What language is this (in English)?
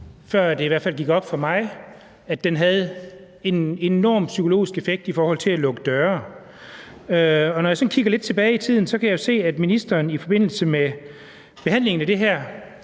Danish